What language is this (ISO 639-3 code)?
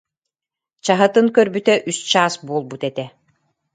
sah